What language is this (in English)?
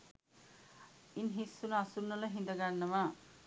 Sinhala